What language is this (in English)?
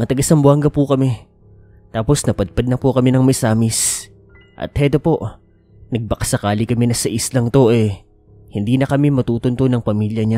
Filipino